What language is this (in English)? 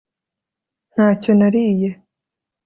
Kinyarwanda